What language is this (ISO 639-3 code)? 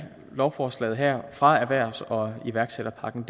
dan